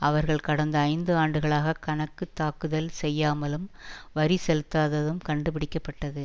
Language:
Tamil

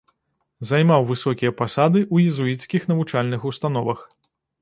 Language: Belarusian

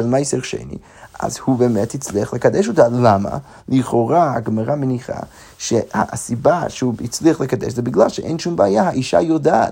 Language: Hebrew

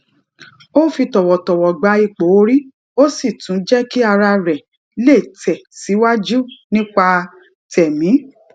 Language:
Yoruba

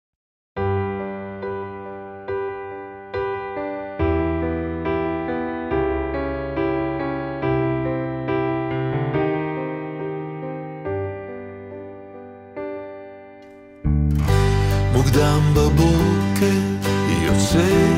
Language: Hebrew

